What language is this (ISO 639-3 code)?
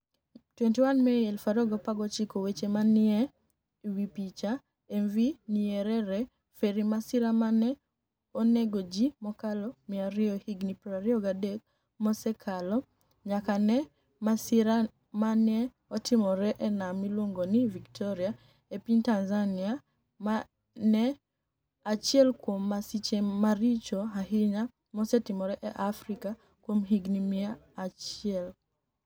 luo